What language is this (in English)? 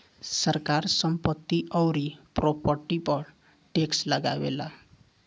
Bhojpuri